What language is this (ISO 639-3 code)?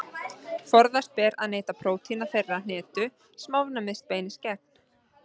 isl